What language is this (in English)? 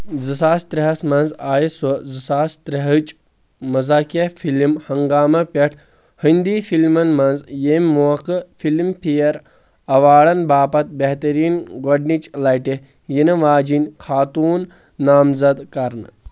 Kashmiri